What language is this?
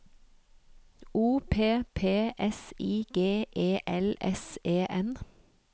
Norwegian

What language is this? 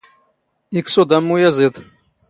Standard Moroccan Tamazight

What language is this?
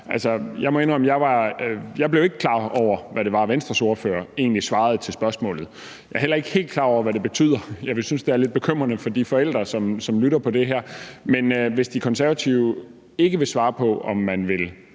Danish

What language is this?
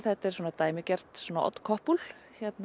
Icelandic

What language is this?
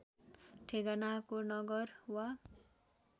Nepali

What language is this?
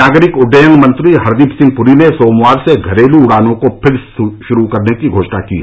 Hindi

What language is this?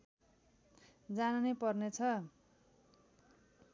Nepali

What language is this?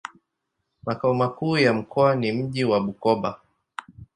Swahili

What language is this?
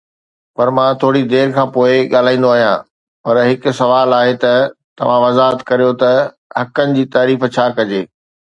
Sindhi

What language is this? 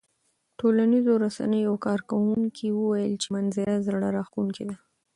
Pashto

